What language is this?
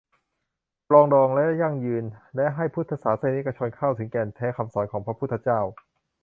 Thai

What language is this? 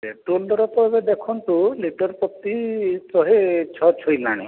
Odia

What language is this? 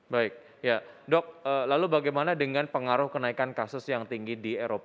Indonesian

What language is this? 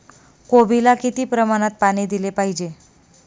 Marathi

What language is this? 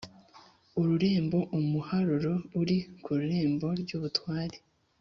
Kinyarwanda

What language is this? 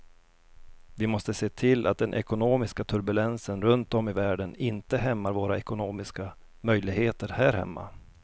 Swedish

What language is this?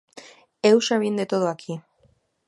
Galician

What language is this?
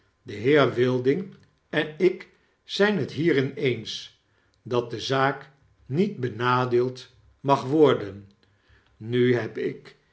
Dutch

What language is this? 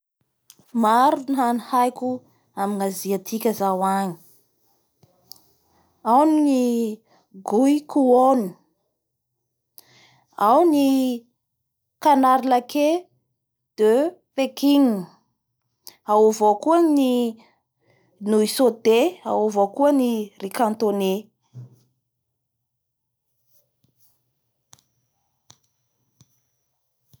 Bara Malagasy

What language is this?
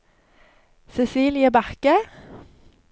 Norwegian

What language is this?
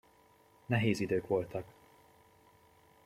Hungarian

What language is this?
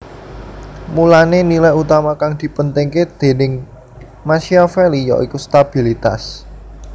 Javanese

